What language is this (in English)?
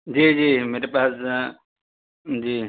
Urdu